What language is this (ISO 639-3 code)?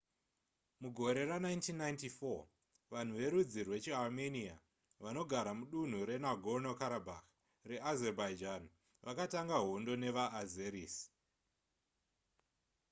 sna